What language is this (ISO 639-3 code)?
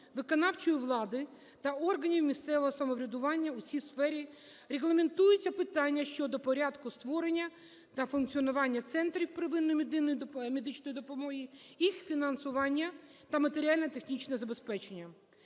ukr